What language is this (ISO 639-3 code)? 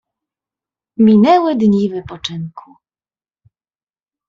pol